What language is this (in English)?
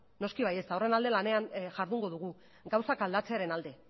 Basque